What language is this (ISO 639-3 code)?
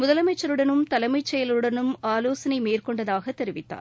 tam